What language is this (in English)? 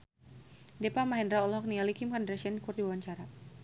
Sundanese